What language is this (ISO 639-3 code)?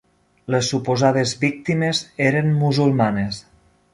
cat